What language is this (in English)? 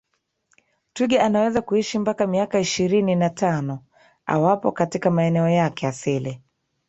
Swahili